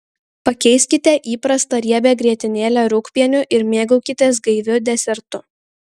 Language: Lithuanian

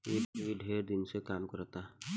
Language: Bhojpuri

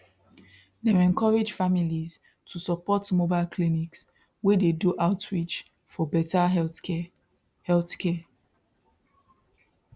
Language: Nigerian Pidgin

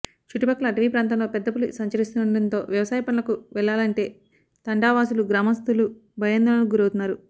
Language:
Telugu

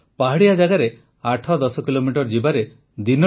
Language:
Odia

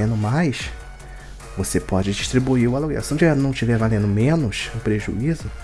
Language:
Portuguese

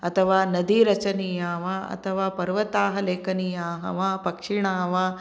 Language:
Sanskrit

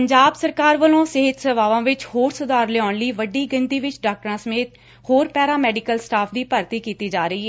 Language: Punjabi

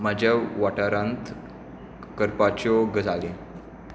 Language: Konkani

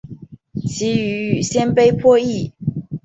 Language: Chinese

